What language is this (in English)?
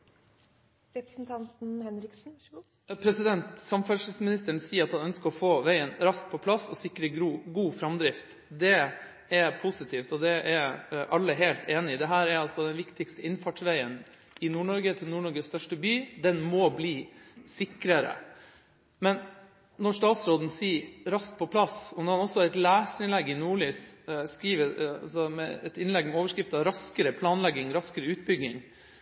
Norwegian Bokmål